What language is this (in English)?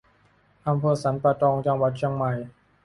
Thai